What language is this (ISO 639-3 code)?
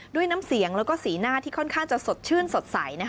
tha